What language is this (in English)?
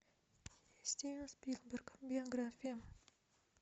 Russian